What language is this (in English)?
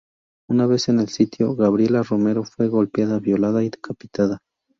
Spanish